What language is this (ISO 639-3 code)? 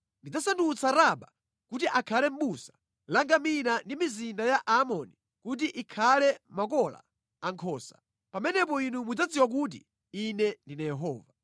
nya